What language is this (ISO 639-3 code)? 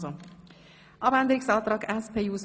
gsw